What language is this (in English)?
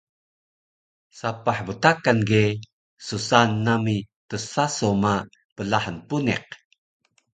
Taroko